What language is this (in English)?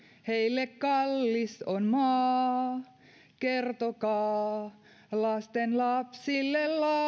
Finnish